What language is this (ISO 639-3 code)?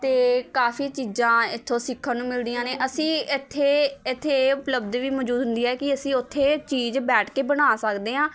pan